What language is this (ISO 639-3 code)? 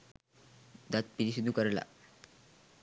sin